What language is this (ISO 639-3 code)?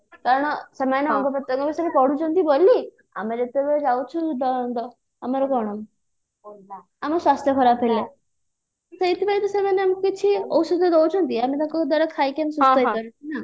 ori